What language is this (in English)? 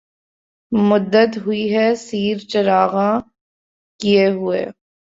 Urdu